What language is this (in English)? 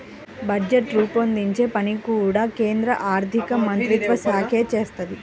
Telugu